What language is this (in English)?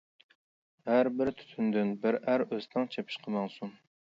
Uyghur